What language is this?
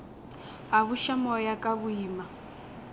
Northern Sotho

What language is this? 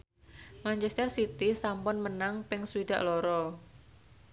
Javanese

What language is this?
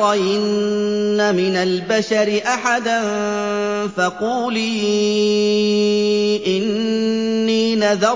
Arabic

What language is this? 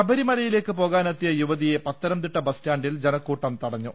Malayalam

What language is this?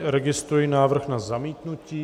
Czech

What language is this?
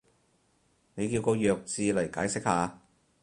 Cantonese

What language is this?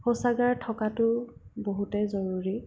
Assamese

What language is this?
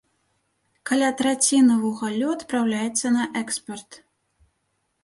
Belarusian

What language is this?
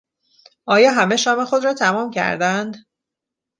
Persian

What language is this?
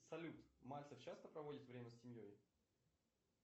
Russian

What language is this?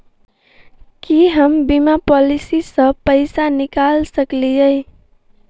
Maithili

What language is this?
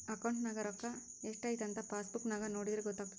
Kannada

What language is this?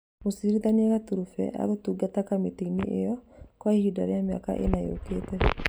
Kikuyu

